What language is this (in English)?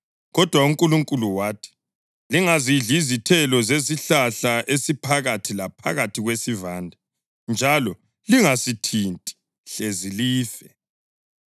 North Ndebele